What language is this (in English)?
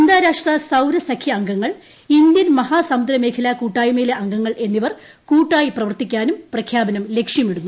Malayalam